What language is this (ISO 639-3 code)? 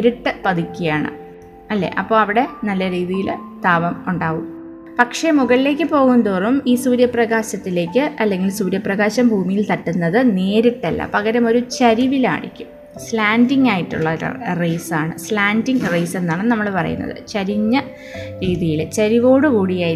mal